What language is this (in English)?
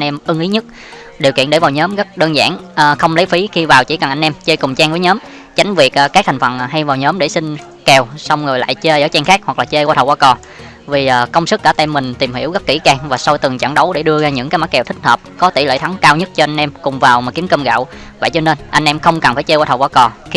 Vietnamese